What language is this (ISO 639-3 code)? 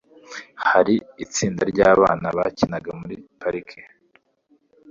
kin